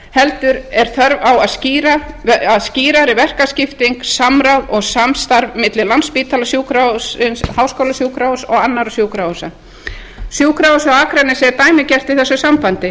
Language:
Icelandic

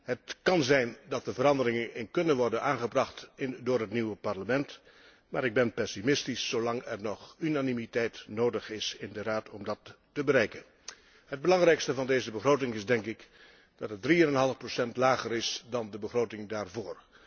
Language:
Dutch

